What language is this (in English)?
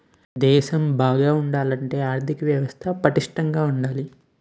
Telugu